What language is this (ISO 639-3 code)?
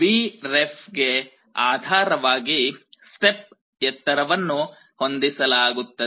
kan